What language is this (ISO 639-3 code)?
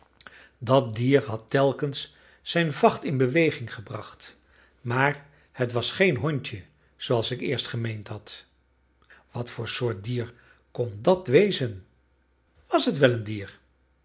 nld